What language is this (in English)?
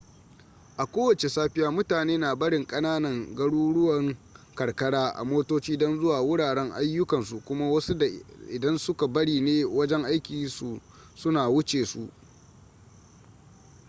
Hausa